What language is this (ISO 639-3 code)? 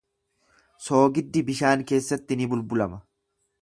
orm